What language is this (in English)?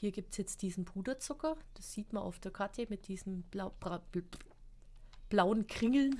German